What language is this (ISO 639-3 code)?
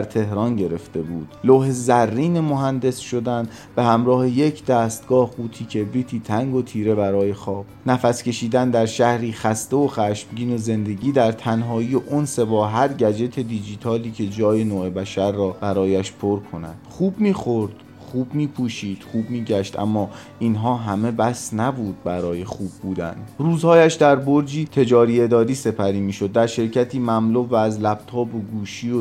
fas